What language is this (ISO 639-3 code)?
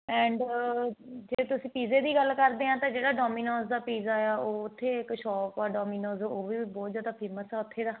pan